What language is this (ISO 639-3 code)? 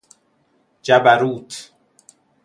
fas